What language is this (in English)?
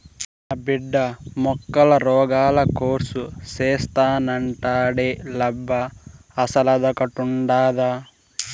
Telugu